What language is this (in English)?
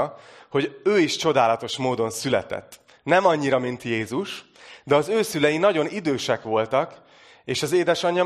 Hungarian